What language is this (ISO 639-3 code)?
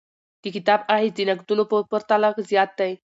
pus